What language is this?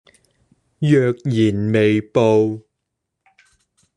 Cantonese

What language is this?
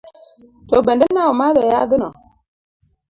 Luo (Kenya and Tanzania)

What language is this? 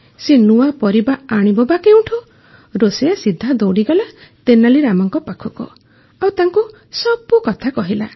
Odia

